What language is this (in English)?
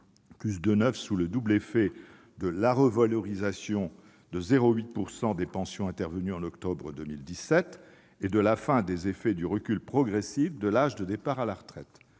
French